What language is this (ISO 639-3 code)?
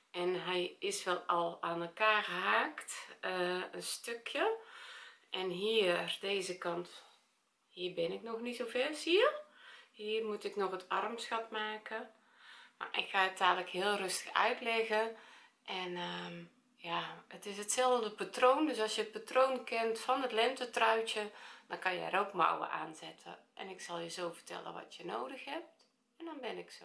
nld